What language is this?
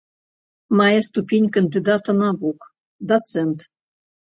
Belarusian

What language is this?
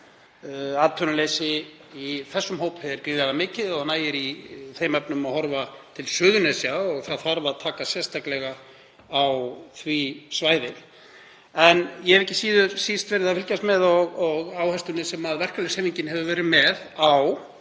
Icelandic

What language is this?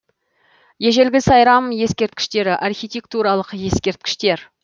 Kazakh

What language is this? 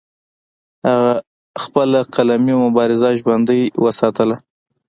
Pashto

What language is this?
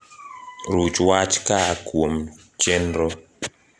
Luo (Kenya and Tanzania)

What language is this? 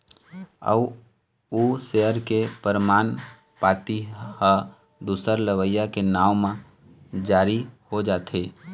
Chhattisgarhi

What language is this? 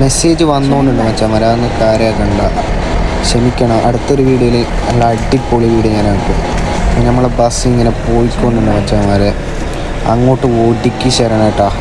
Malayalam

